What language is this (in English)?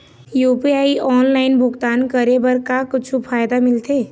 Chhattisgarhi